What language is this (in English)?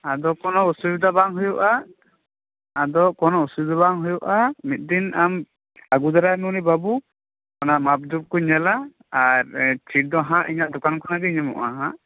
Santali